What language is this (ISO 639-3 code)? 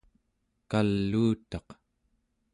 esu